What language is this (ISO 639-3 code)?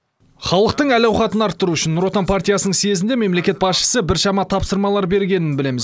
kaz